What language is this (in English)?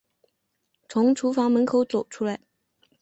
Chinese